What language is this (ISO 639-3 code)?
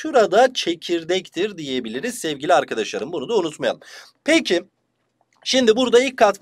tur